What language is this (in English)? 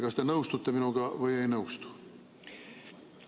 Estonian